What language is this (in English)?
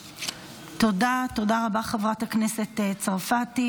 Hebrew